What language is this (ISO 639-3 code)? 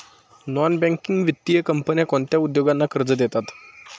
mar